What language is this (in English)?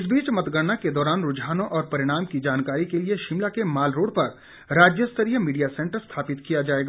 Hindi